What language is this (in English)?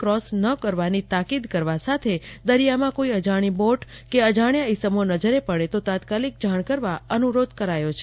Gujarati